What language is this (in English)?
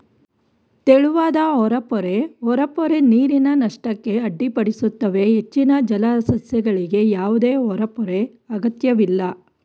Kannada